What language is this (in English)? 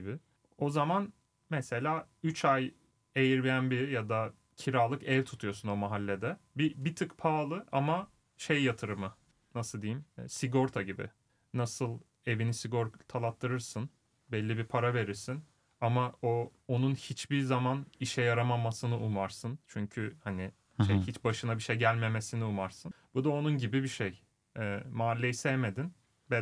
Turkish